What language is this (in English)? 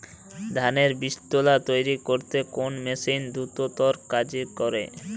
Bangla